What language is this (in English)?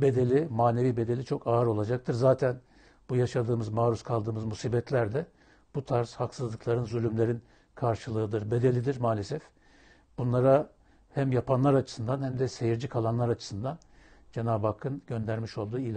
Turkish